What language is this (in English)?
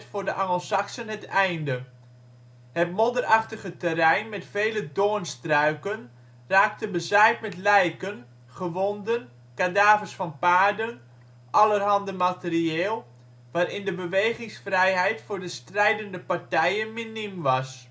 Dutch